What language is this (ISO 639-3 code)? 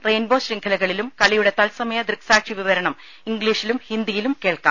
mal